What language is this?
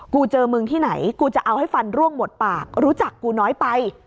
Thai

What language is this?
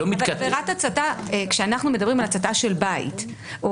Hebrew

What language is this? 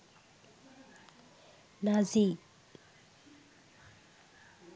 Sinhala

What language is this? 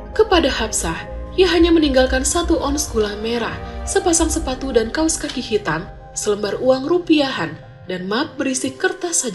Indonesian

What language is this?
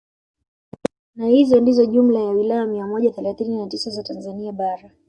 Swahili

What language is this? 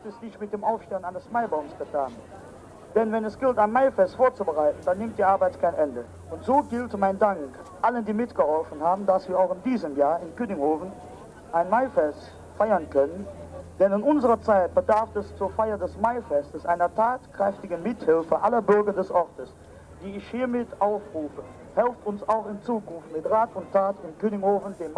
German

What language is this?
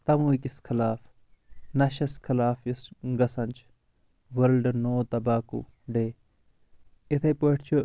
Kashmiri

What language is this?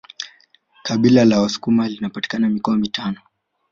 Swahili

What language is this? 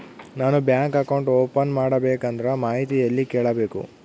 Kannada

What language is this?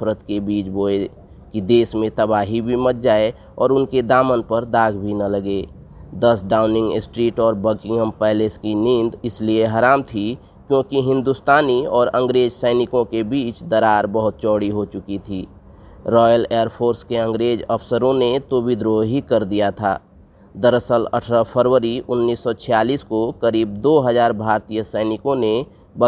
Hindi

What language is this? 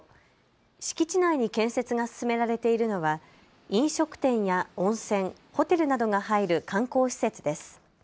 Japanese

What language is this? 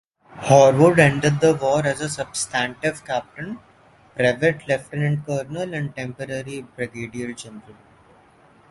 English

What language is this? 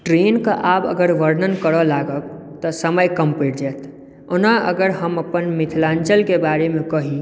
Maithili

